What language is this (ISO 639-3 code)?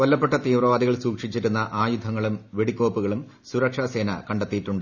mal